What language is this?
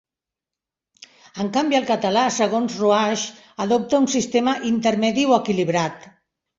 Catalan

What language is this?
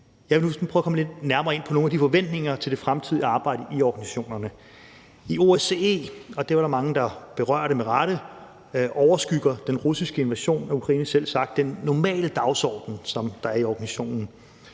Danish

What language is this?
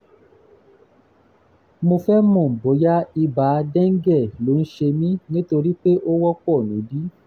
Yoruba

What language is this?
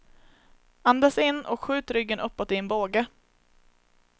Swedish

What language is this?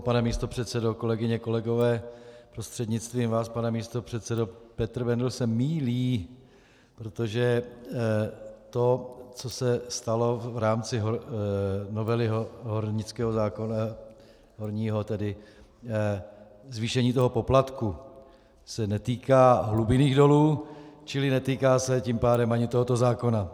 Czech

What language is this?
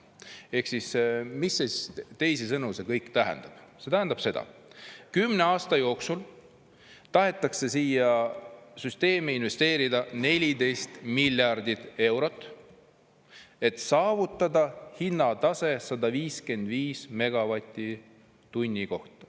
Estonian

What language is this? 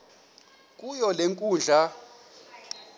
Xhosa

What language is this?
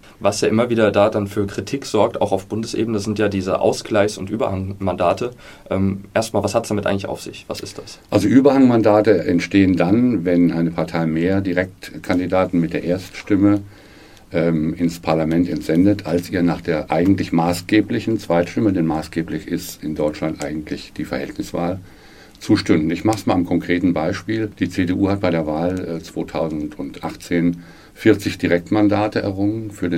German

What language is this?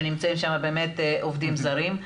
Hebrew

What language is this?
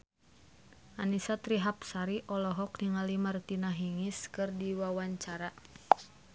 Sundanese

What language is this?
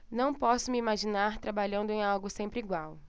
Portuguese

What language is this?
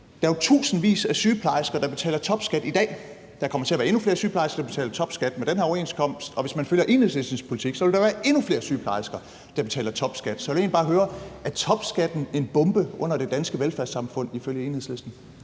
Danish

